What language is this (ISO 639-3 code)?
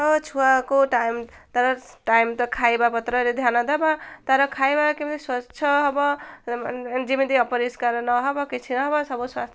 ori